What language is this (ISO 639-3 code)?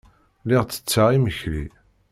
kab